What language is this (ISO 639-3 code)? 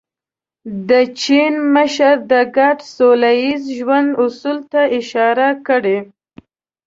pus